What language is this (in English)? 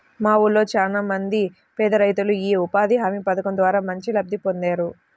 Telugu